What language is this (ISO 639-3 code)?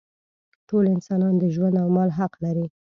pus